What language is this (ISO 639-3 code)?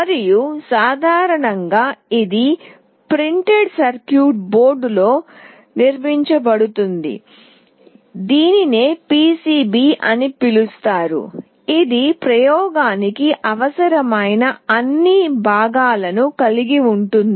tel